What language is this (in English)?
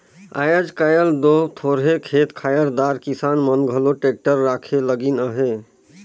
Chhattisgarhi